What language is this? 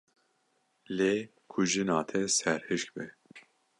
Kurdish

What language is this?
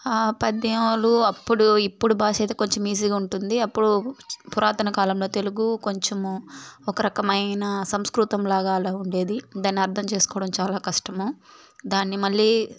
Telugu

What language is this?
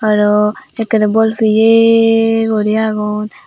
Chakma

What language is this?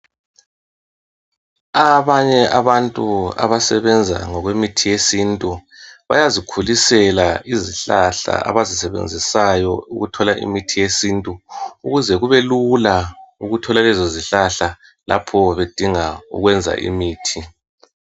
North Ndebele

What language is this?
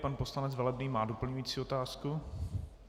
Czech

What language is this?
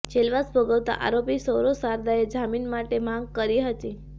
Gujarati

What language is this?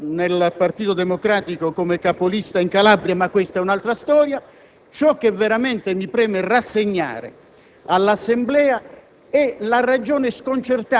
Italian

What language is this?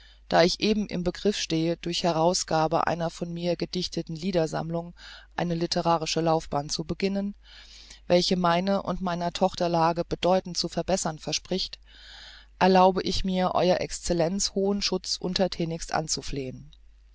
German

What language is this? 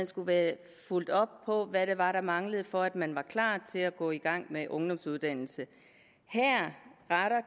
Danish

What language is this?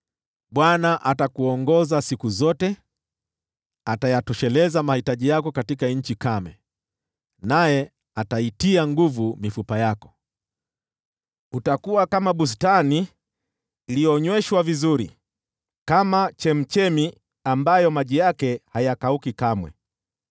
Swahili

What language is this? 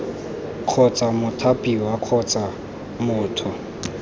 Tswana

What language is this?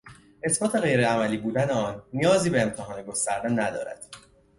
Persian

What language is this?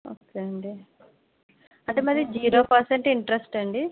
Telugu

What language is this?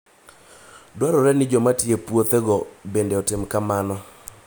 Luo (Kenya and Tanzania)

